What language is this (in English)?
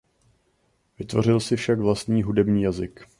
Czech